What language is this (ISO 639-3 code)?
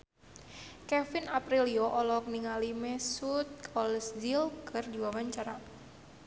sun